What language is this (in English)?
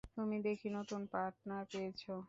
Bangla